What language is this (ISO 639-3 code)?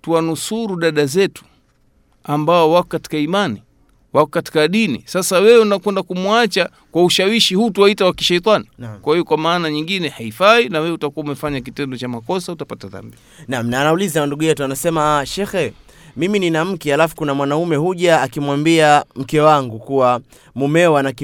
swa